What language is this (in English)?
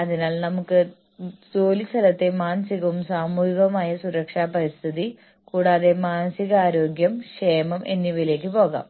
Malayalam